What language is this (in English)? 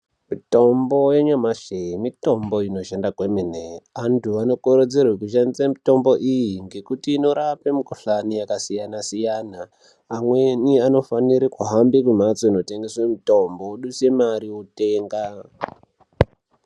Ndau